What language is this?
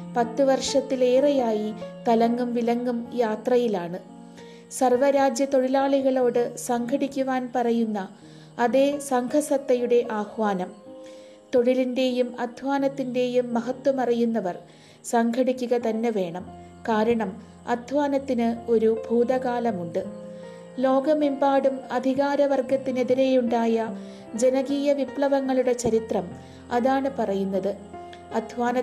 Malayalam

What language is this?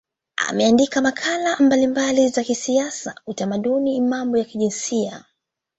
Swahili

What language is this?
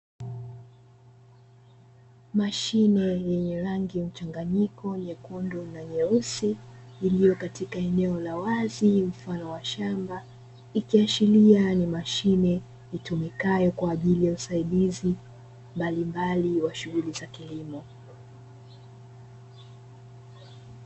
Swahili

